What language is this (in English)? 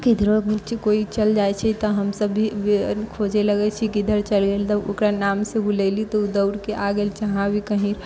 Maithili